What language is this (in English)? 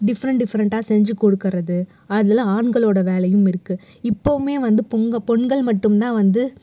Tamil